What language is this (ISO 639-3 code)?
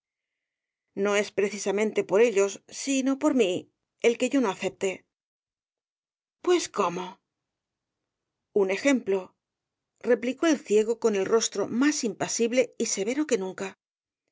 spa